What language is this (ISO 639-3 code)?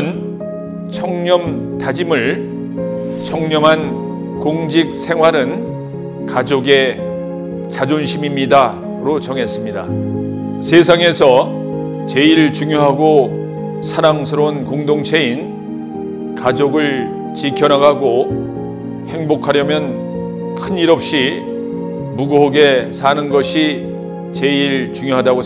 kor